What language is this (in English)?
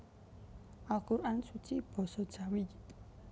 Javanese